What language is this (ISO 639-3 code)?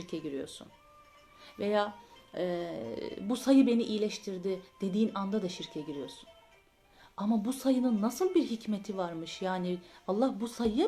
tur